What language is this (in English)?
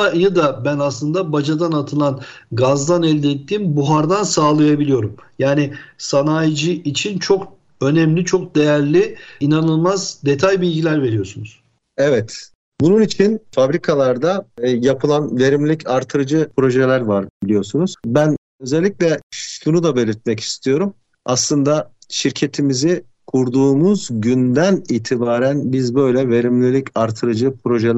Turkish